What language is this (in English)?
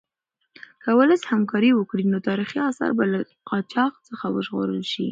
Pashto